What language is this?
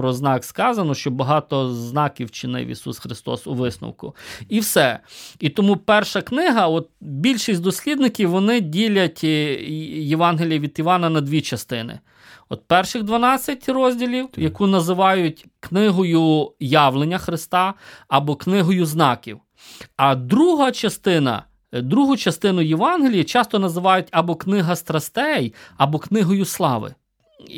Ukrainian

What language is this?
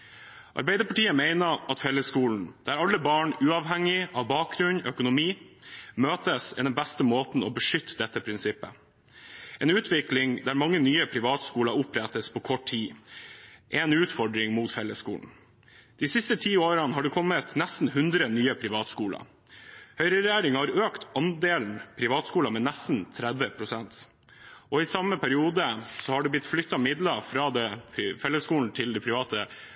Norwegian Bokmål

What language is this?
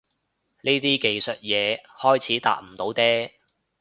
Cantonese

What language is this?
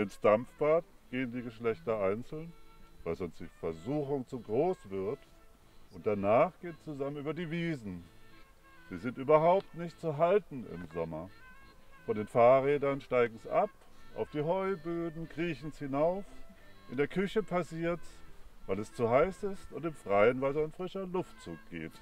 German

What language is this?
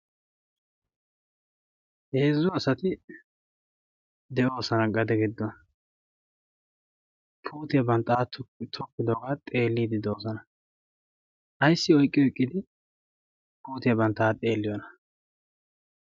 Wolaytta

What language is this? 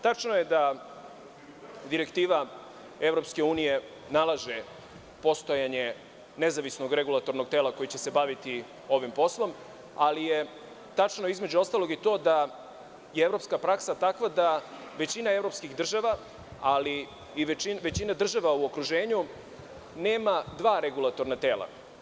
Serbian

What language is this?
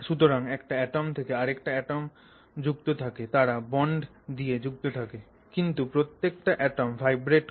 Bangla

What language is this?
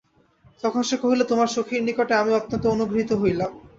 Bangla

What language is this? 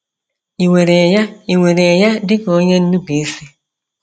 Igbo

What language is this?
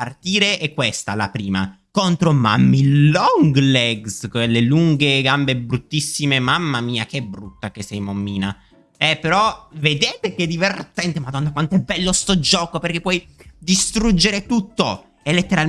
Italian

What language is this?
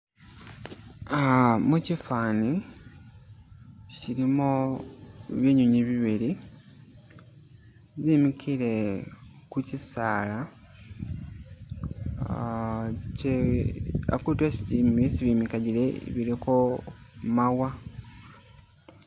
Masaaba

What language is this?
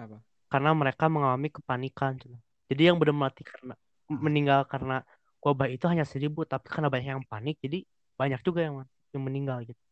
Indonesian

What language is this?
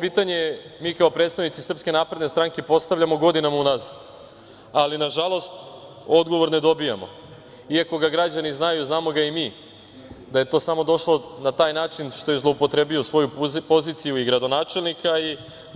Serbian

